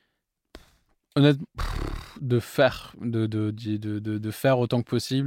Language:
French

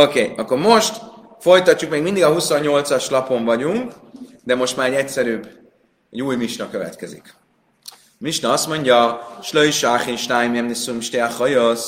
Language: Hungarian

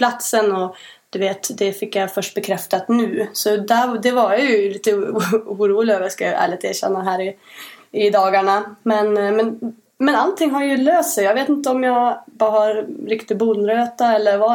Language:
Swedish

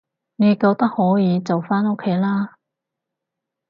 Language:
Cantonese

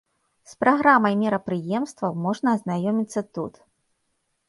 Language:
Belarusian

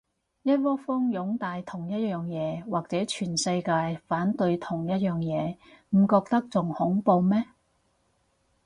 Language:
Cantonese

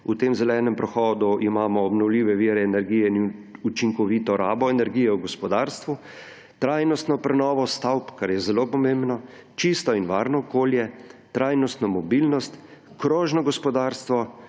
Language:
Slovenian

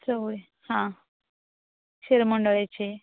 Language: Konkani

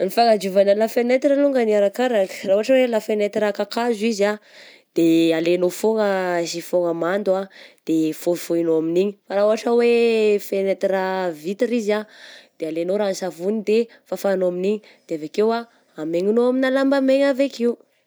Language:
Southern Betsimisaraka Malagasy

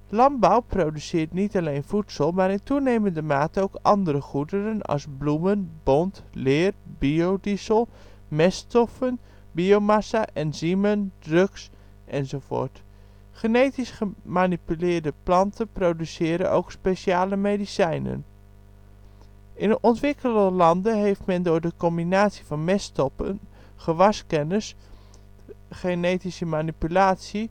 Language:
Dutch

